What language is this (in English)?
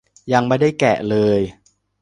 Thai